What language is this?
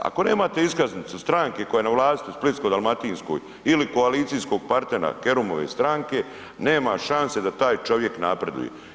Croatian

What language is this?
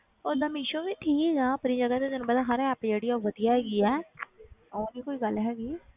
Punjabi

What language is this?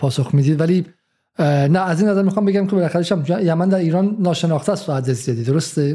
Persian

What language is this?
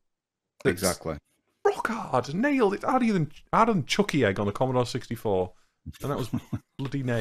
English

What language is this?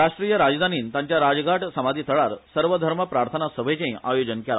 Konkani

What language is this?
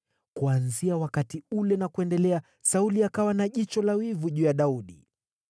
Swahili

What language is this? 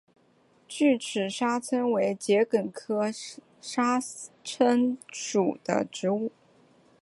Chinese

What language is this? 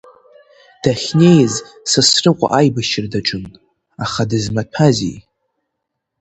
Abkhazian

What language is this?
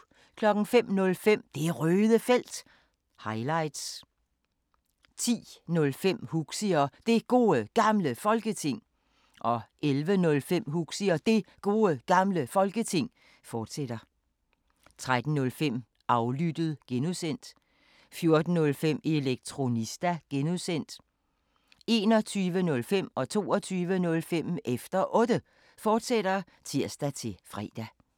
Danish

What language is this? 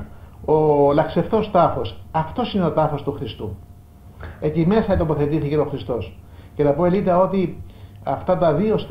Greek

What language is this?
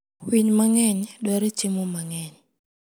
Luo (Kenya and Tanzania)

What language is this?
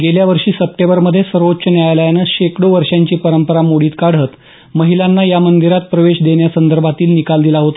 Marathi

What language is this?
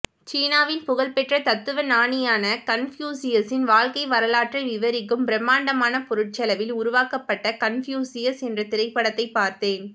Tamil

